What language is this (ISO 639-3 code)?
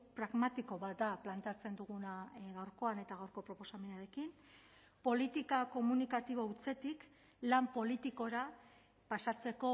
eus